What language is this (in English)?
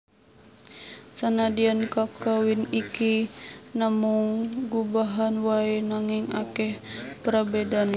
Javanese